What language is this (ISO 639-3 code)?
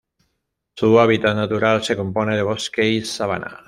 spa